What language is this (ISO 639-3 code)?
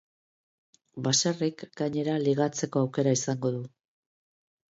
eus